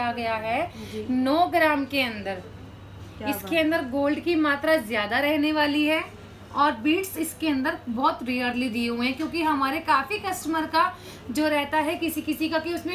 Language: Hindi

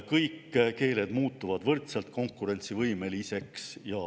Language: Estonian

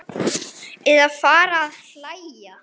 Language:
Icelandic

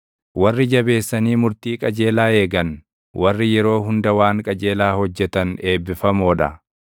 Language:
Oromo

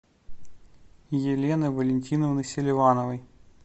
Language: Russian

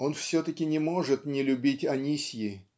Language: Russian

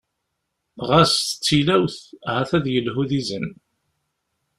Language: Kabyle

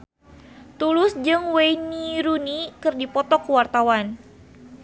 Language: Sundanese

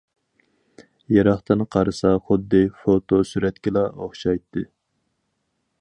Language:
Uyghur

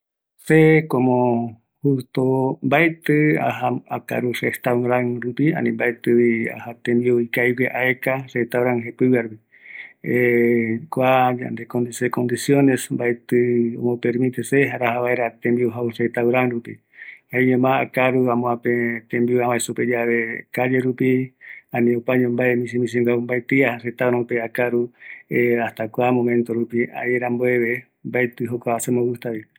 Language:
Eastern Bolivian Guaraní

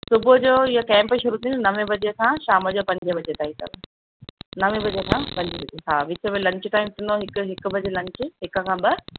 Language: Sindhi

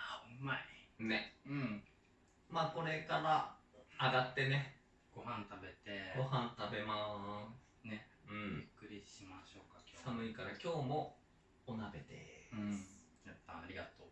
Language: Japanese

